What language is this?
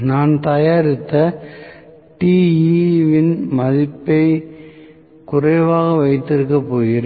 Tamil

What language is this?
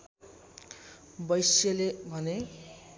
Nepali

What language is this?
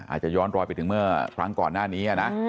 Thai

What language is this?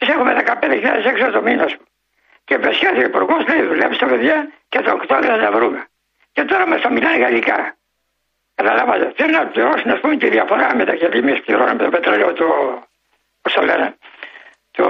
Greek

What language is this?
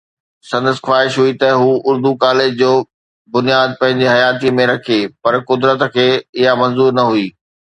Sindhi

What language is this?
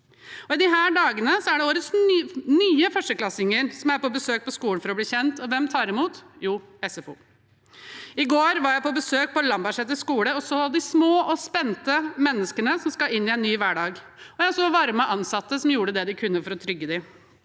Norwegian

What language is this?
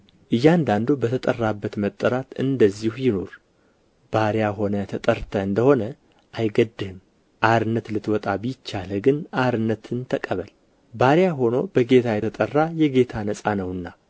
Amharic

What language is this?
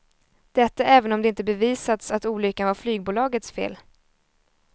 Swedish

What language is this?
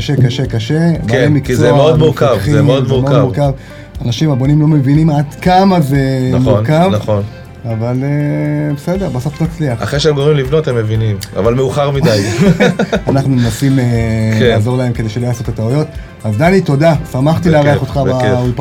Hebrew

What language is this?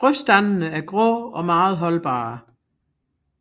Danish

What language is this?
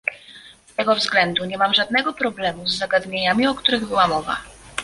Polish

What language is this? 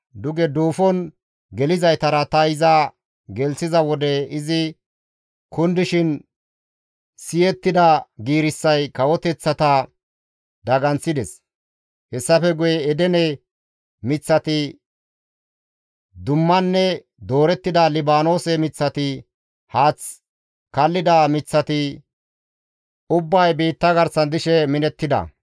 Gamo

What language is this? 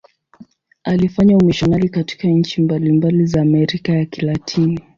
Swahili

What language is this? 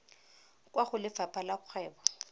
Tswana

